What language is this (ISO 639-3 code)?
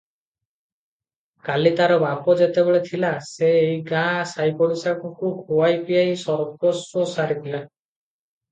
ori